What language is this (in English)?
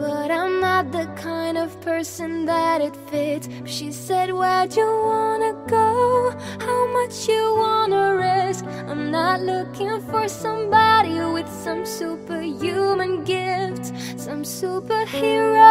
English